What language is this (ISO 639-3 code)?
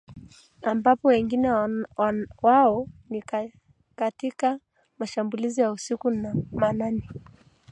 swa